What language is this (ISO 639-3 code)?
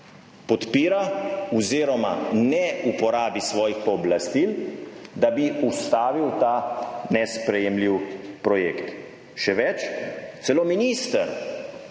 slv